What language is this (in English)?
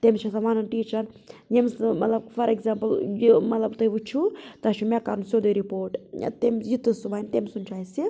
Kashmiri